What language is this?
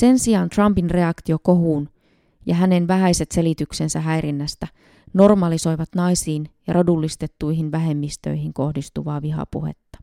Finnish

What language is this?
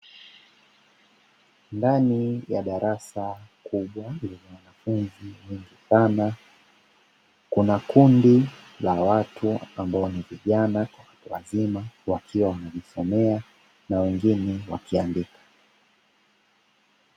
Swahili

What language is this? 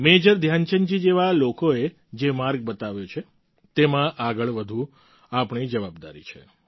Gujarati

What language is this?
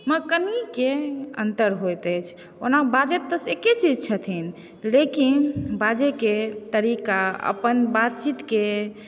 Maithili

